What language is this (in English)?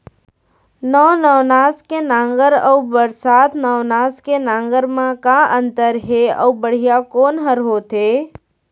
Chhattisgarhi